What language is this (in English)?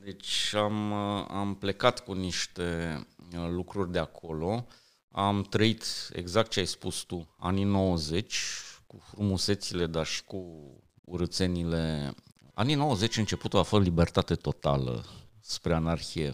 Romanian